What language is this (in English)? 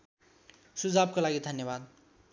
Nepali